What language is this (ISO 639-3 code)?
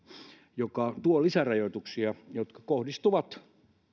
fin